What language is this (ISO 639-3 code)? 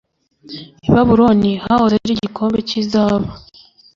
kin